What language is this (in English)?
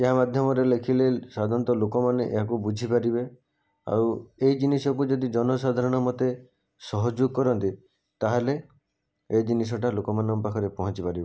Odia